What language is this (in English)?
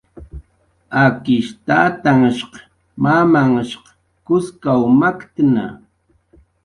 Jaqaru